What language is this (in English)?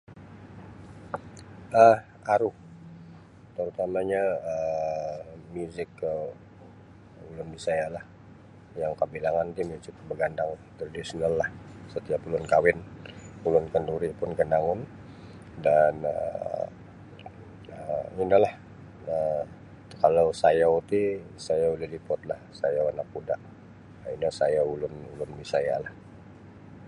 Sabah Bisaya